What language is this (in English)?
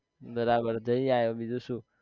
Gujarati